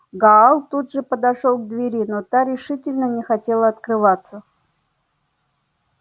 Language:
Russian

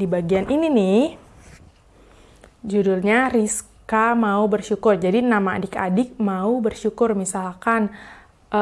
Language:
Indonesian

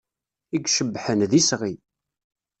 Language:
Kabyle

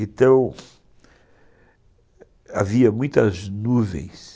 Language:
Portuguese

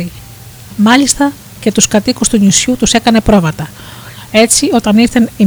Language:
Greek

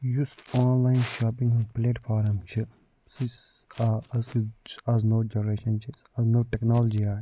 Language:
Kashmiri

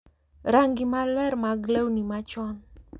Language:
Luo (Kenya and Tanzania)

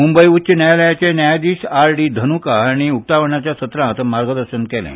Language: Konkani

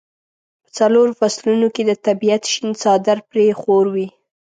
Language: Pashto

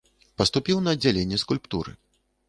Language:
Belarusian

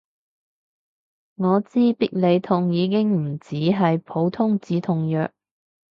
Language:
Cantonese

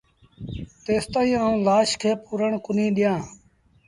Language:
Sindhi Bhil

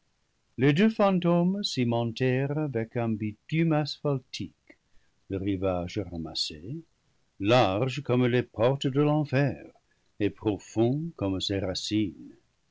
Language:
French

